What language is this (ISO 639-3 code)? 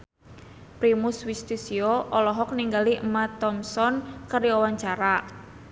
sun